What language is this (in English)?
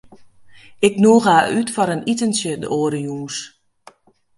Western Frisian